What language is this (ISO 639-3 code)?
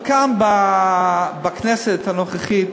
heb